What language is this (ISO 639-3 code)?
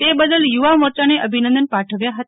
guj